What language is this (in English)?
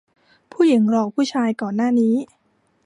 Thai